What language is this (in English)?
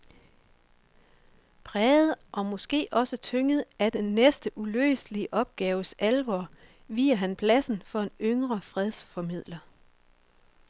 Danish